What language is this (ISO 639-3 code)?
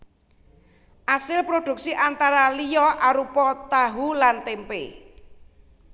jav